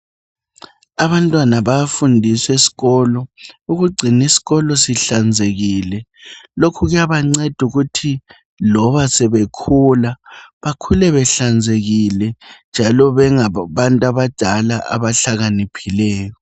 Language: North Ndebele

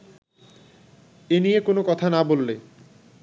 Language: Bangla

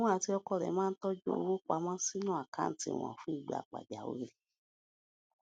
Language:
Yoruba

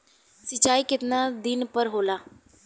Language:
Bhojpuri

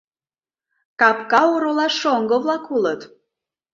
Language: Mari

